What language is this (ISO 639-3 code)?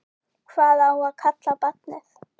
isl